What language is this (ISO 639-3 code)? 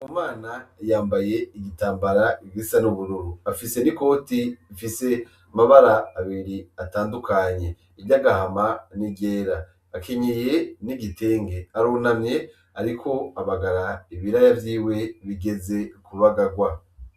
run